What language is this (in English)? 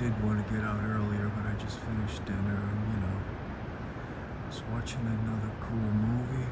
English